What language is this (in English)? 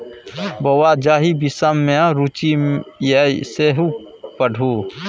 Maithili